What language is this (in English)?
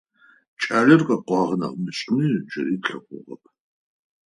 Adyghe